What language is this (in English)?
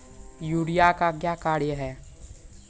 Maithili